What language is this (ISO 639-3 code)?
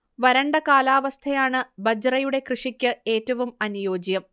mal